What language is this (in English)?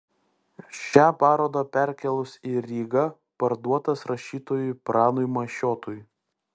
Lithuanian